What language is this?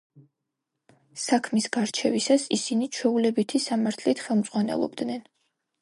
Georgian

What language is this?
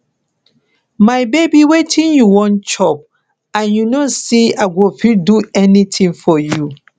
Nigerian Pidgin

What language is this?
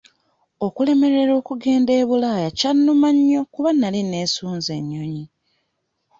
Ganda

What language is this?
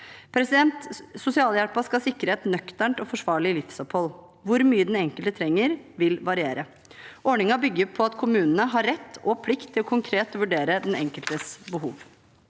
Norwegian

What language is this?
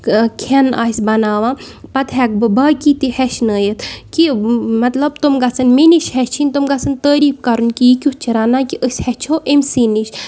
Kashmiri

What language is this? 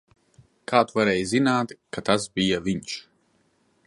Latvian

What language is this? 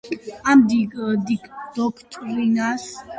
Georgian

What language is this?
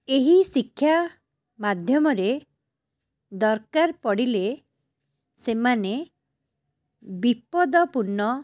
Odia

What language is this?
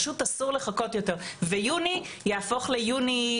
Hebrew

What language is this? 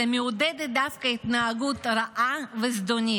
Hebrew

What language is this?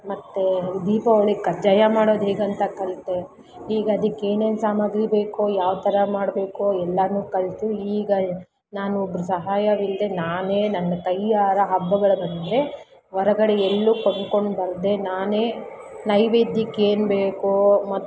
Kannada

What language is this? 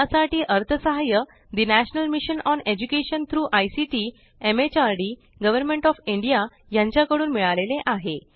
Marathi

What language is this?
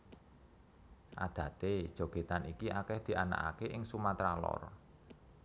Javanese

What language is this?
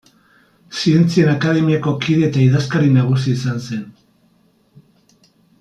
Basque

